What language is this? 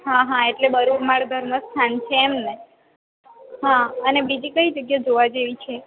Gujarati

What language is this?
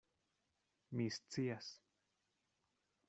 Esperanto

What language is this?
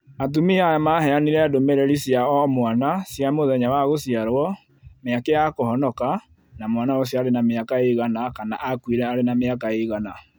Kikuyu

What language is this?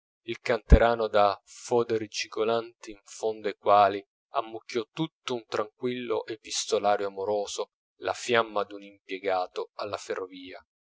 Italian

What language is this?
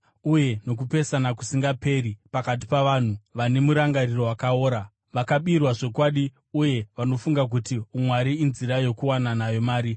Shona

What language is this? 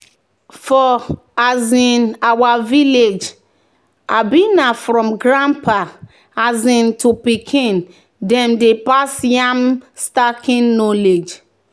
Nigerian Pidgin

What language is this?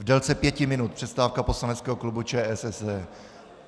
Czech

